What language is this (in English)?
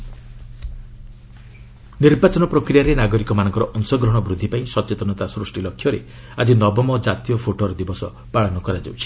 Odia